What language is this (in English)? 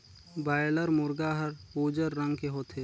Chhattisgarhi